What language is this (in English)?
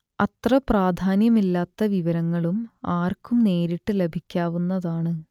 Malayalam